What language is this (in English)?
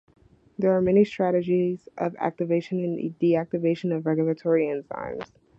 English